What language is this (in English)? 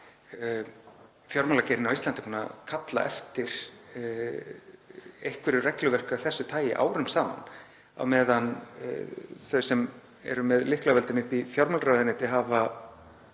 Icelandic